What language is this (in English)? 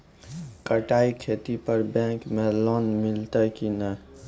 Maithili